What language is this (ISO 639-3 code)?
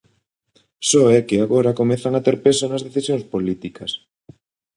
glg